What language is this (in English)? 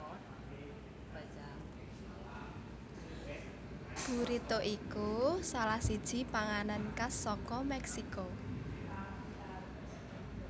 Javanese